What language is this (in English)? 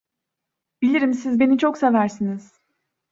Turkish